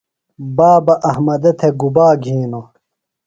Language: Phalura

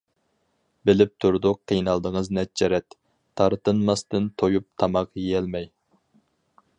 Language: Uyghur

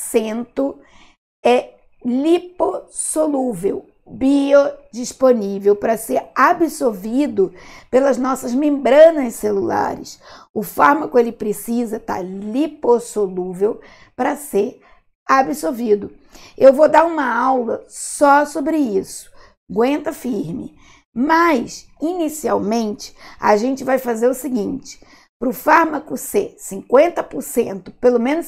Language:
Portuguese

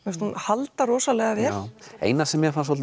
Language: Icelandic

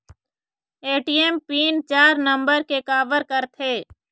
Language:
Chhattisgarhi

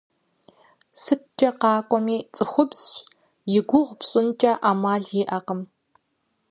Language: Kabardian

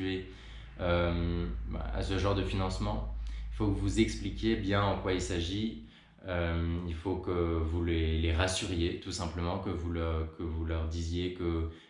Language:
French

